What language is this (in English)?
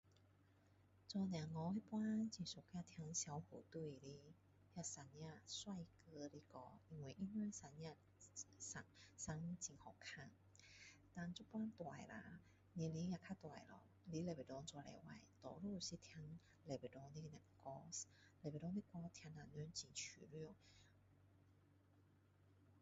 Min Dong Chinese